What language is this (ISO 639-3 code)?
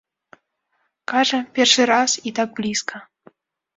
bel